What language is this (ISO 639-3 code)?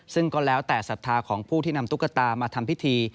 tha